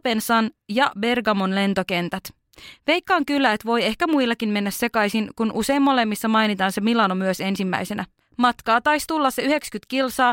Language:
Finnish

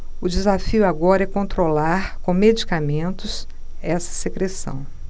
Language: Portuguese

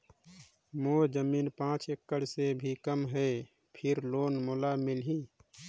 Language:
Chhattisgarhi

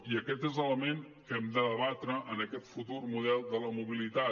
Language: Catalan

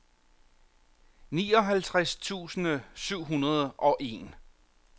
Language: Danish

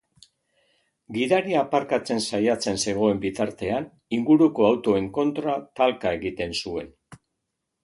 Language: Basque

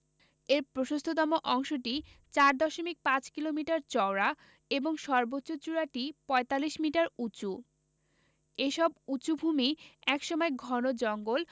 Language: Bangla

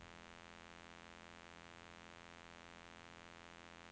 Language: Norwegian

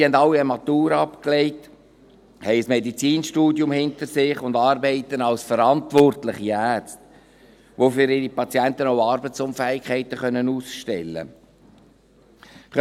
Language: Swiss German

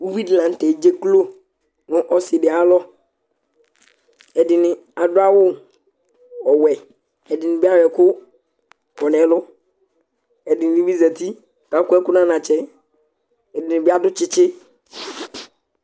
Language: Ikposo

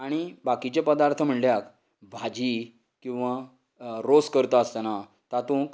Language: Konkani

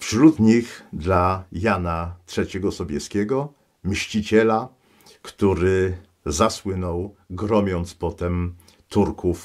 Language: Polish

